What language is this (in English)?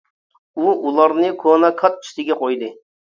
Uyghur